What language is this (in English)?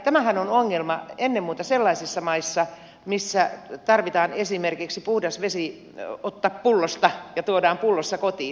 Finnish